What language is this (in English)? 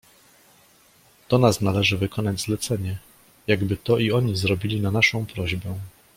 Polish